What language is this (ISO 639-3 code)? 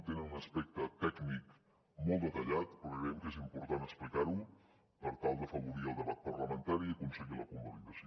cat